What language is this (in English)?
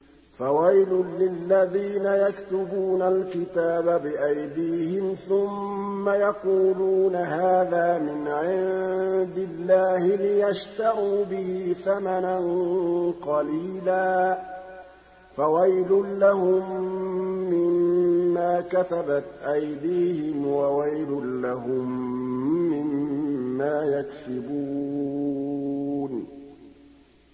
Arabic